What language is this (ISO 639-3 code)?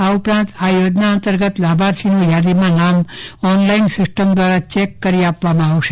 guj